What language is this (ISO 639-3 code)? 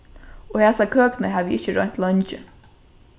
fao